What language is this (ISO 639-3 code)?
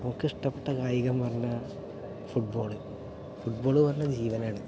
mal